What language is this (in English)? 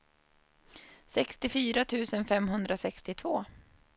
Swedish